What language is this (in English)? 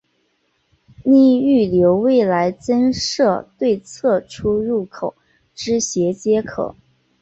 Chinese